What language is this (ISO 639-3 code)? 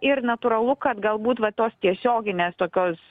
lit